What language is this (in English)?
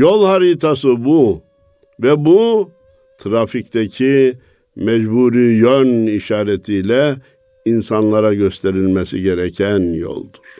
Turkish